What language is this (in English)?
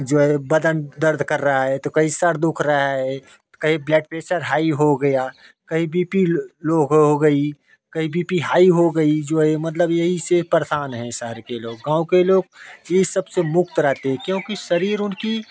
Hindi